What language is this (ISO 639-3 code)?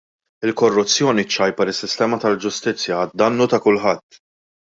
mlt